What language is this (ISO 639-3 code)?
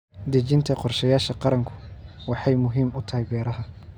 som